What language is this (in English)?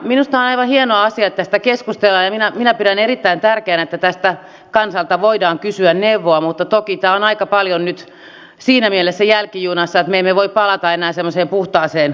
Finnish